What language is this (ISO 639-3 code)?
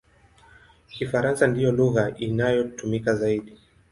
swa